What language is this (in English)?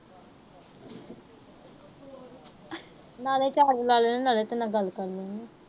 Punjabi